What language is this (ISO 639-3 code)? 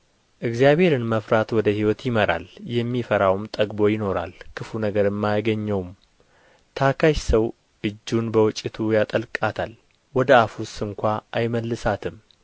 amh